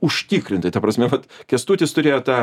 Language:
Lithuanian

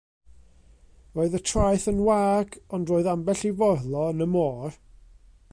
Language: Welsh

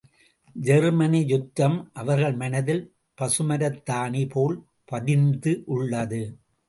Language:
Tamil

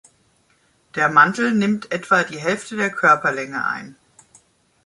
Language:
German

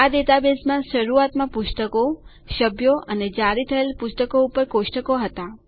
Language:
Gujarati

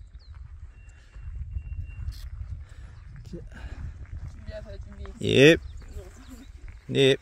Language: Korean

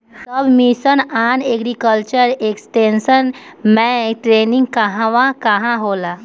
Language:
Bhojpuri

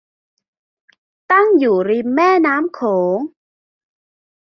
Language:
Thai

